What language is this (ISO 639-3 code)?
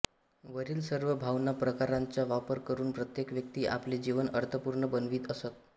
mar